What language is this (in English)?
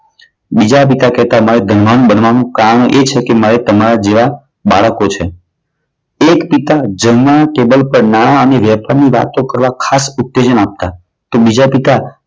Gujarati